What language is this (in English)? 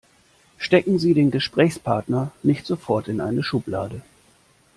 German